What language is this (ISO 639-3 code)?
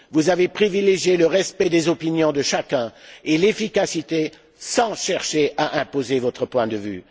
fra